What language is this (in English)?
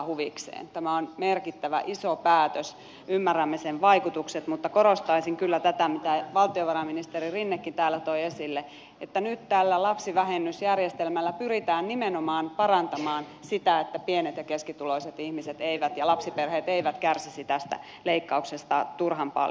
Finnish